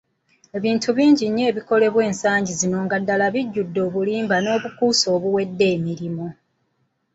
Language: Ganda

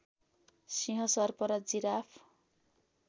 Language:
Nepali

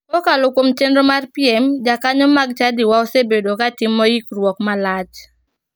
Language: Luo (Kenya and Tanzania)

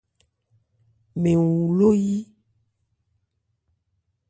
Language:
Ebrié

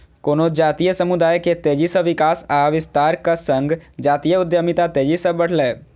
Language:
Maithili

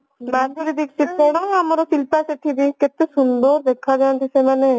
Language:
Odia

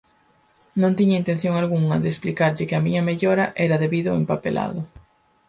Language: Galician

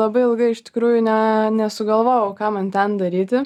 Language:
Lithuanian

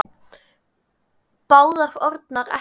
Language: Icelandic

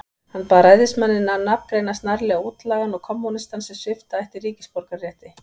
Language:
Icelandic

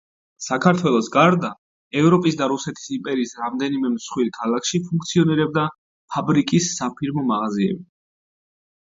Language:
Georgian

